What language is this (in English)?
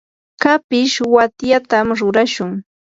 Yanahuanca Pasco Quechua